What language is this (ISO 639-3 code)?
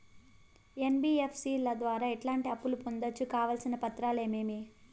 tel